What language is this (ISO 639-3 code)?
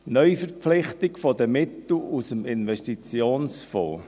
gsw